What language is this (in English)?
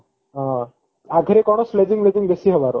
Odia